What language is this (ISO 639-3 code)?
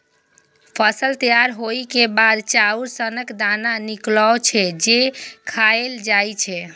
mai